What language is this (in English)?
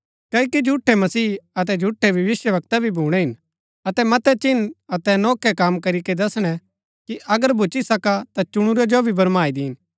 Gaddi